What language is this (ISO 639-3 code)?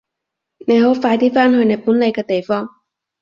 yue